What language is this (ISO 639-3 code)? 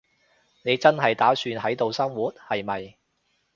yue